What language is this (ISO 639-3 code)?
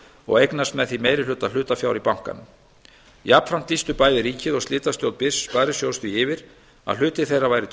isl